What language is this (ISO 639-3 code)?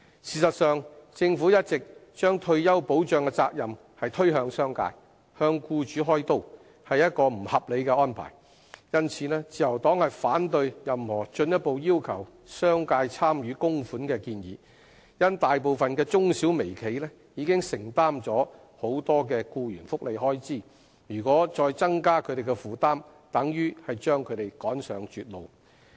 yue